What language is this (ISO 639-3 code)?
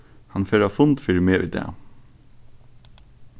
fao